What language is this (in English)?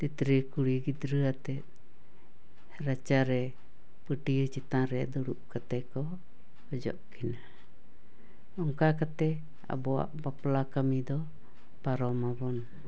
Santali